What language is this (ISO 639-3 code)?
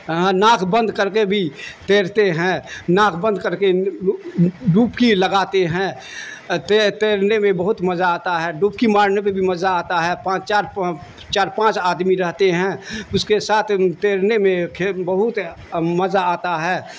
urd